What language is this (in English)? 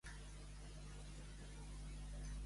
Catalan